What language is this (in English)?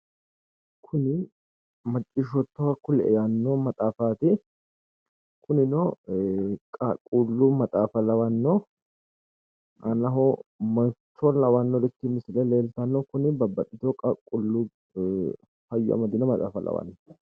Sidamo